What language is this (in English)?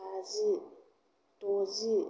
Bodo